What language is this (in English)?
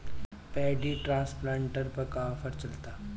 Bhojpuri